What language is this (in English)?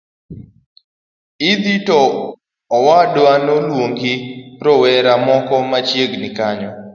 Luo (Kenya and Tanzania)